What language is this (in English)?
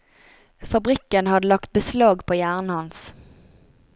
Norwegian